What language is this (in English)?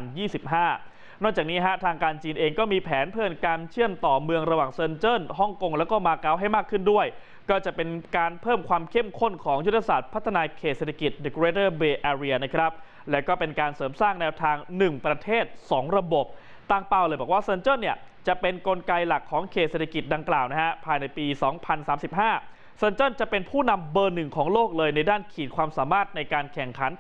Thai